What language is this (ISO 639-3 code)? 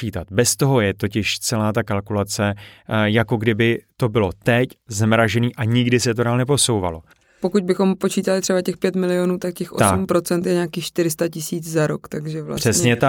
ces